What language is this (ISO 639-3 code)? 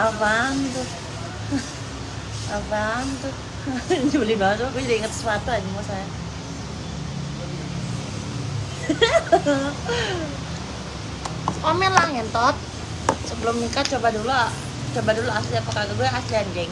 ind